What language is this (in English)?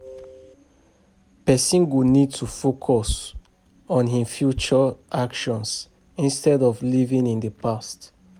Nigerian Pidgin